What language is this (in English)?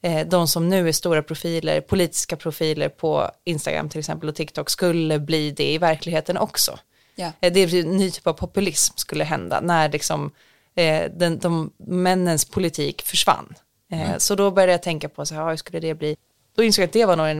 Swedish